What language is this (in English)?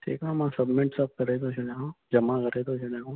Sindhi